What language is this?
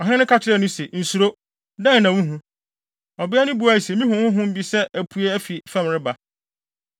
Akan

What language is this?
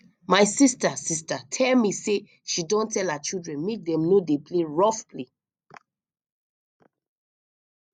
Nigerian Pidgin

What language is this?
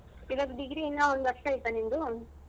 Kannada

